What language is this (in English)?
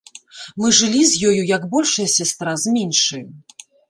Belarusian